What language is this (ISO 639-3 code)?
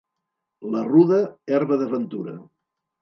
cat